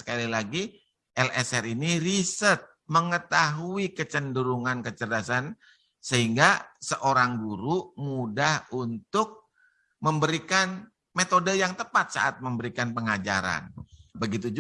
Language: Indonesian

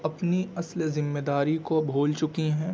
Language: Urdu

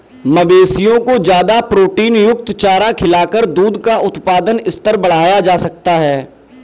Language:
Hindi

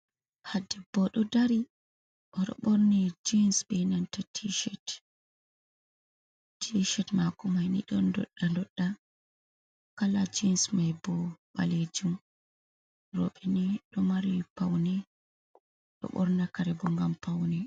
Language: Fula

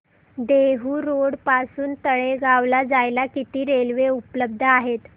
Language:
Marathi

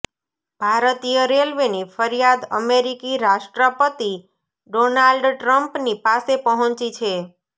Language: Gujarati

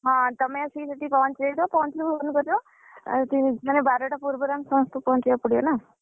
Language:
Odia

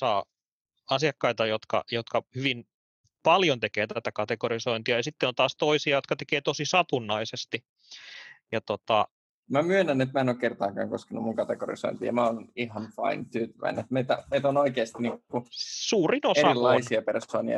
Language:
Finnish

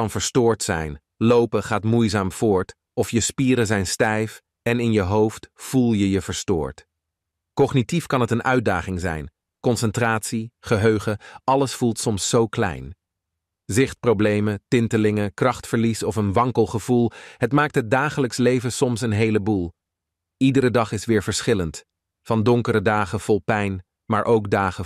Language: Dutch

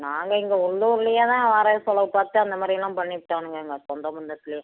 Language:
Tamil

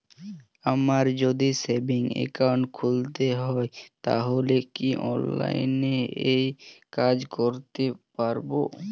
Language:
Bangla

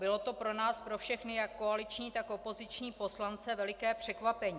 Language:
Czech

